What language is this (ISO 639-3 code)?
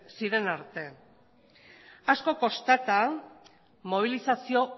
eus